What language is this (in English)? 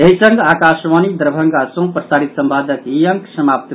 Maithili